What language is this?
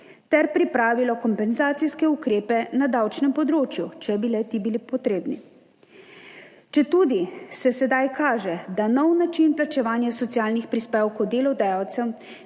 Slovenian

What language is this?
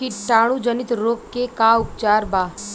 Bhojpuri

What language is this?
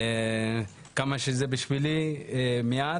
Hebrew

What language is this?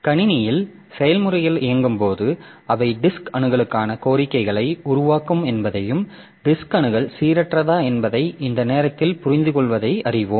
Tamil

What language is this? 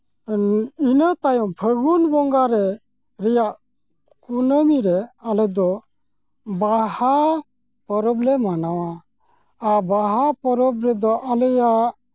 Santali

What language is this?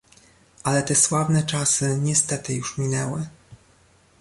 Polish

